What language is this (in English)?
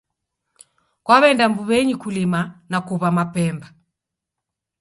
Taita